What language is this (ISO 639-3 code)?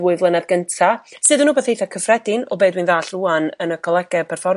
cym